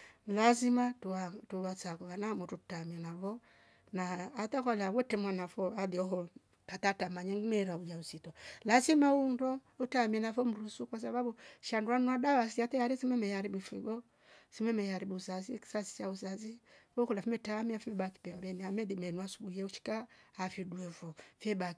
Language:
Rombo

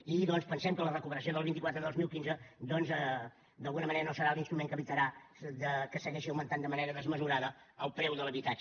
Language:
Catalan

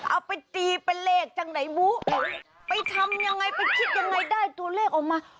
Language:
Thai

